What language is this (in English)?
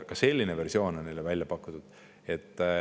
Estonian